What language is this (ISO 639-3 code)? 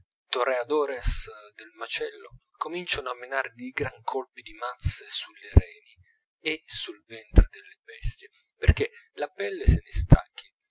ita